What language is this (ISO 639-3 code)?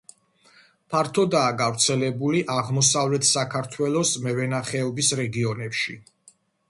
kat